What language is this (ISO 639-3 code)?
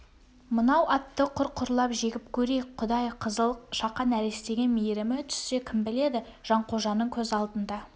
kaz